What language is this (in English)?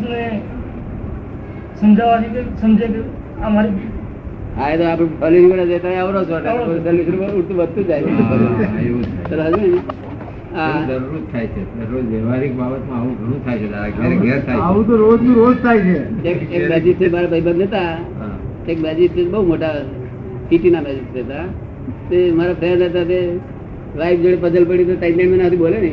Gujarati